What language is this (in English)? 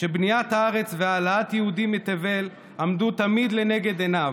Hebrew